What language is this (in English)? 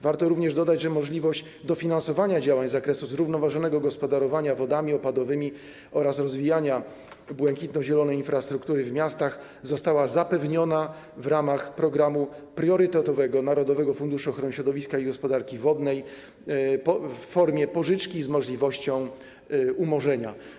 Polish